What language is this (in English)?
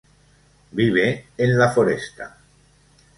Spanish